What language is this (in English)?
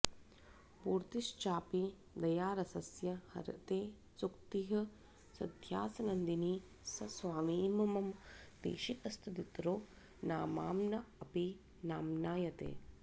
Sanskrit